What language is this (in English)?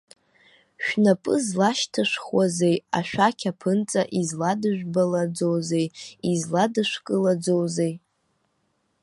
Abkhazian